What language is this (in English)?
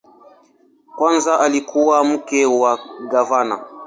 Swahili